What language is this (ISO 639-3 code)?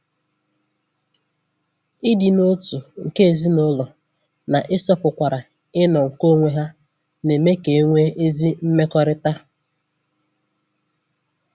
ibo